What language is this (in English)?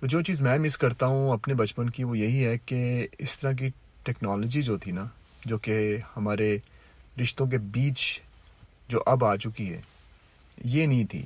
Urdu